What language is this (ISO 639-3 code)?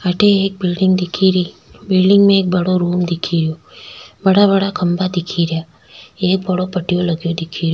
raj